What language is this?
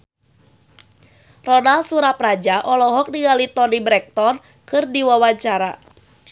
Sundanese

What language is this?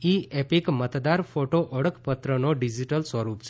Gujarati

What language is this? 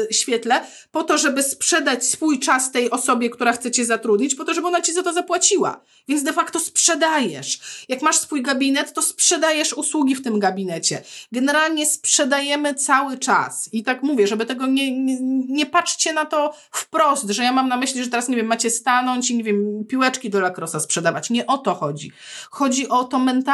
Polish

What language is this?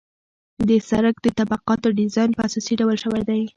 Pashto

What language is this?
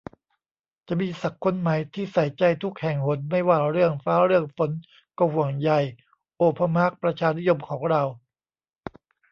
Thai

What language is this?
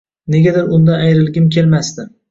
Uzbek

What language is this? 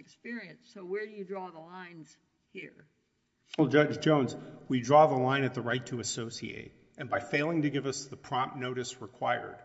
English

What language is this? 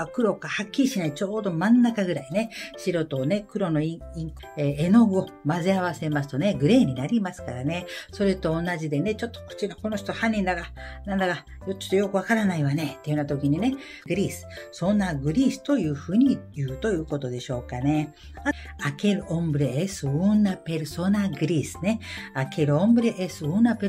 Japanese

